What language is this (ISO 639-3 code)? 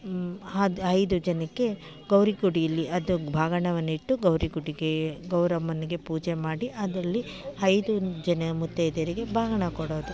kan